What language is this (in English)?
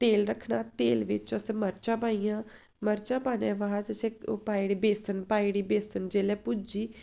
Dogri